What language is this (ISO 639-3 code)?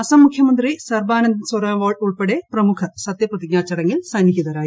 mal